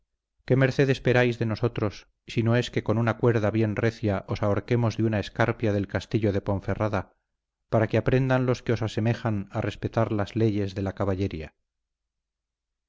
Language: Spanish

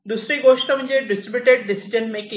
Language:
Marathi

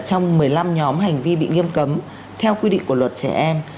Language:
Vietnamese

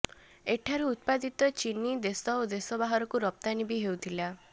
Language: Odia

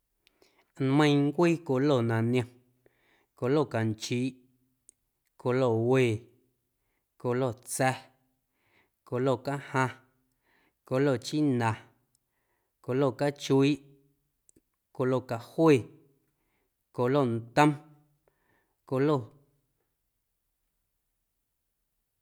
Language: Guerrero Amuzgo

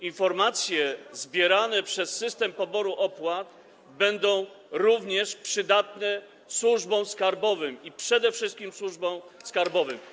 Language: Polish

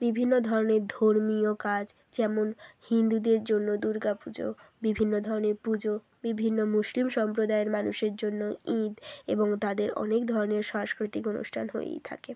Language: Bangla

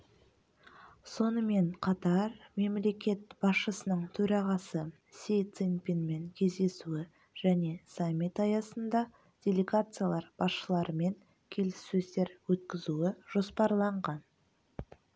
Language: Kazakh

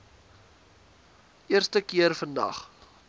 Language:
Afrikaans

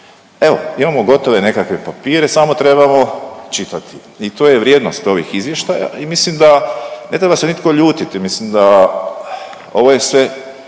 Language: Croatian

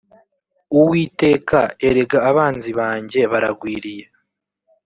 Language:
Kinyarwanda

